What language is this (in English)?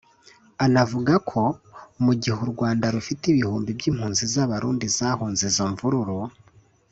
Kinyarwanda